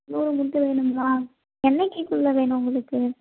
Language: Tamil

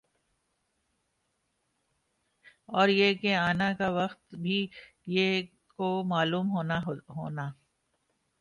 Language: Urdu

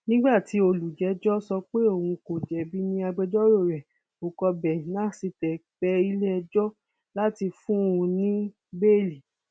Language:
Yoruba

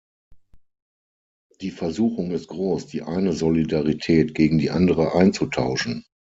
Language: German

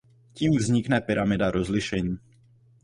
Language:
Czech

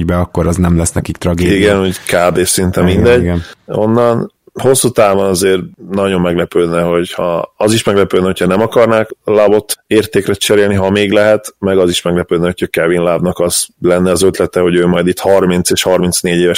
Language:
Hungarian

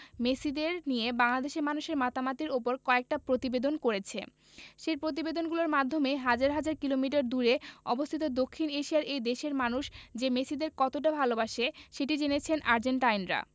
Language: Bangla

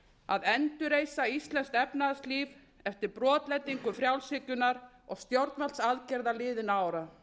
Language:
Icelandic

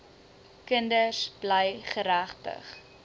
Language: Afrikaans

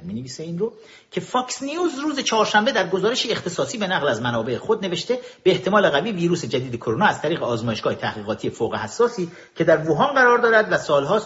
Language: Persian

